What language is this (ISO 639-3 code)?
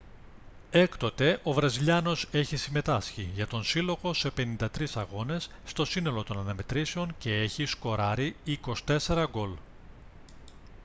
ell